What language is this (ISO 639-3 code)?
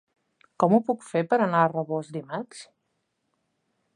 cat